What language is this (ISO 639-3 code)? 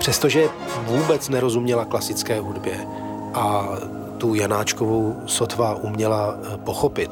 ces